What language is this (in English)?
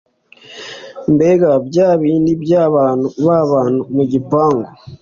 Kinyarwanda